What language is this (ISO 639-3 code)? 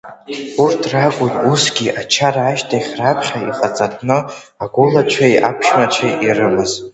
abk